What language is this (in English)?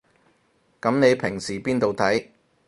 Cantonese